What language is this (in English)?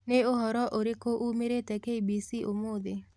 Kikuyu